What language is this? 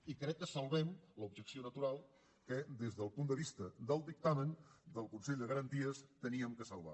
Catalan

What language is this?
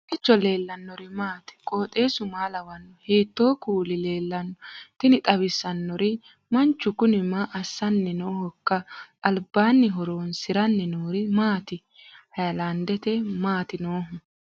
Sidamo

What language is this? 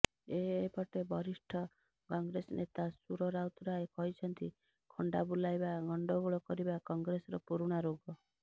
Odia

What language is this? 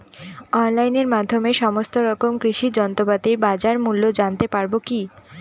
Bangla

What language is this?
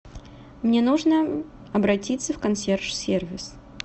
Russian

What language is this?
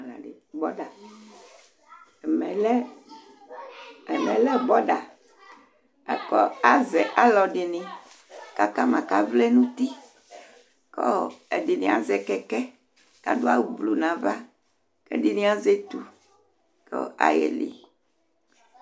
Ikposo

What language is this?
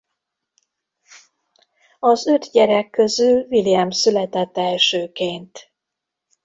Hungarian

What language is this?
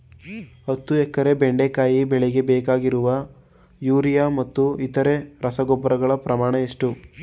Kannada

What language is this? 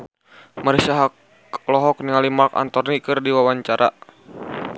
Sundanese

